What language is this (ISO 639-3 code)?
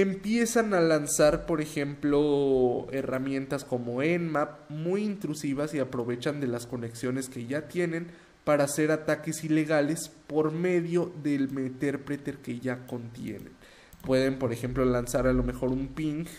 spa